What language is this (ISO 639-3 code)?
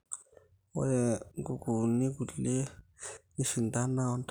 mas